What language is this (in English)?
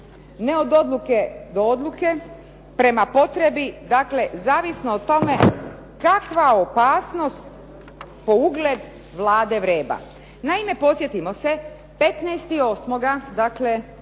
Croatian